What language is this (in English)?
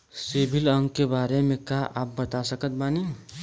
Bhojpuri